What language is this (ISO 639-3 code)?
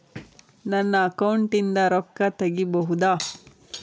kan